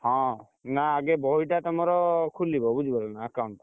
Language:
Odia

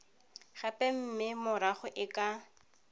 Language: Tswana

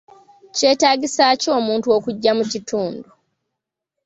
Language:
Ganda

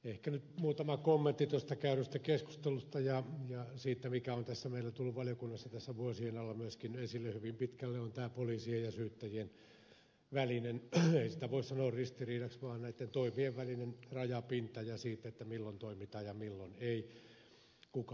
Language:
Finnish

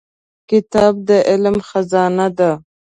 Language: Pashto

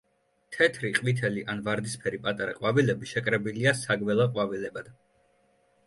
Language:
Georgian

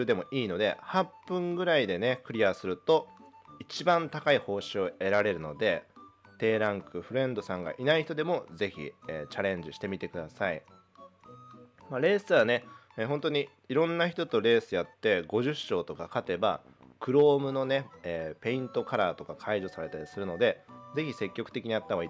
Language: Japanese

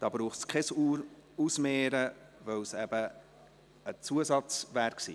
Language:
Swiss German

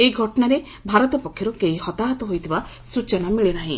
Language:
Odia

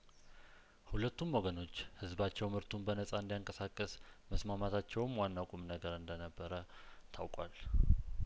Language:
Amharic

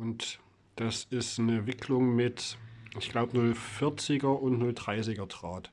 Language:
German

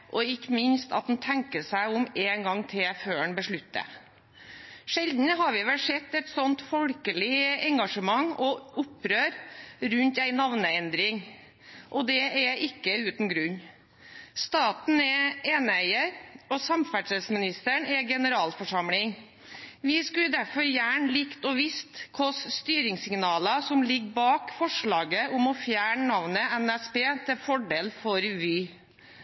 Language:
Norwegian Bokmål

